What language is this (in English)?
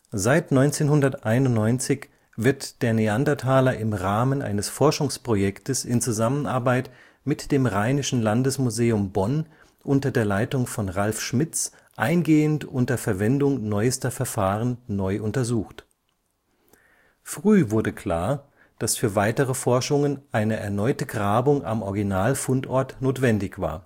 German